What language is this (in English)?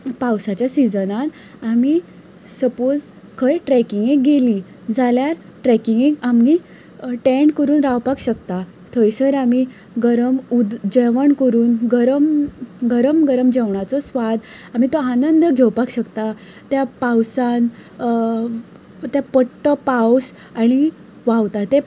Konkani